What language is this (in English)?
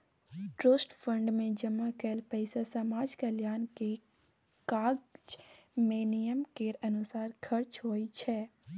Maithili